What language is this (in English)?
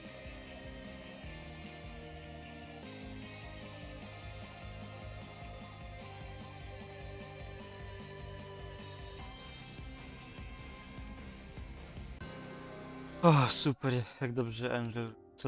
Polish